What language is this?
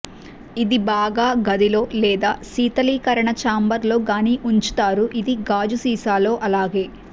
Telugu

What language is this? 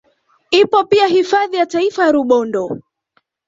Swahili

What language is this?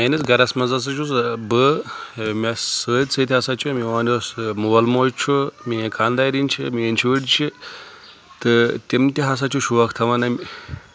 Kashmiri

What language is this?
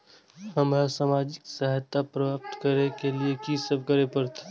Maithili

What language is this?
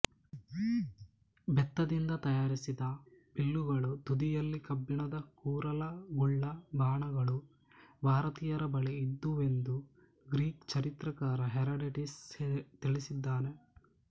Kannada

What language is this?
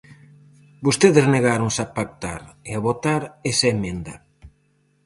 Galician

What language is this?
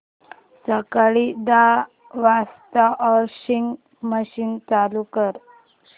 Marathi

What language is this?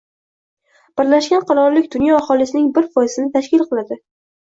Uzbek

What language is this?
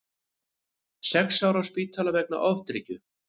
Icelandic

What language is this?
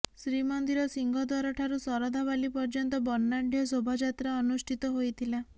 Odia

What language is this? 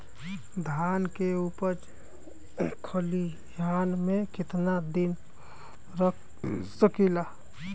Bhojpuri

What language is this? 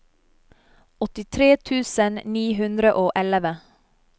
Norwegian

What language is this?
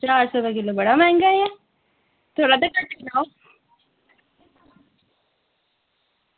Dogri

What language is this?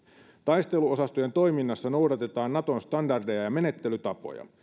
Finnish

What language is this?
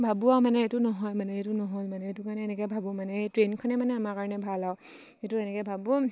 Assamese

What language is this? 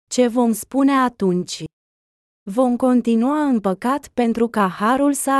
Romanian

